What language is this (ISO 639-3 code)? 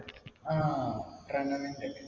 mal